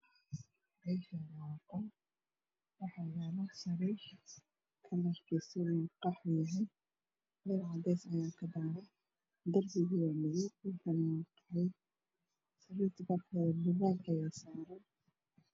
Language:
Somali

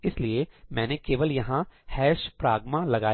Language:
Hindi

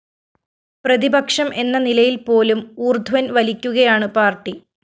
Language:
Malayalam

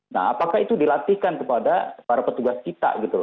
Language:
Indonesian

